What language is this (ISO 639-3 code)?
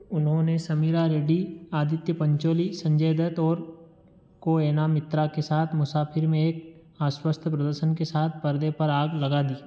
hin